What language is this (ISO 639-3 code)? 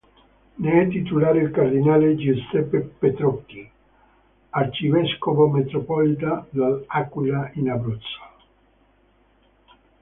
ita